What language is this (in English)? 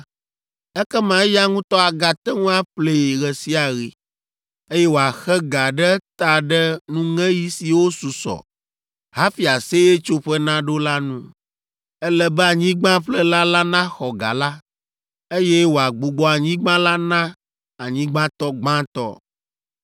Ewe